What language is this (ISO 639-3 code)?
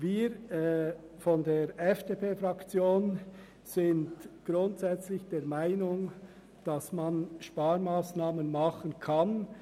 gsw